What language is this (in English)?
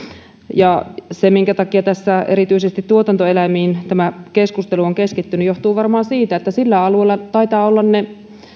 Finnish